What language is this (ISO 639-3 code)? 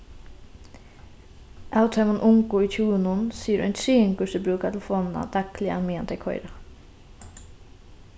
fao